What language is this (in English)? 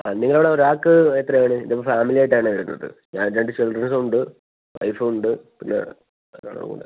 Malayalam